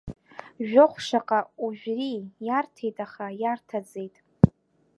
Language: Abkhazian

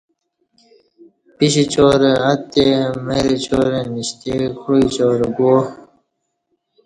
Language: Kati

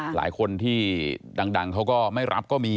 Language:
Thai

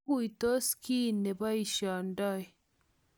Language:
Kalenjin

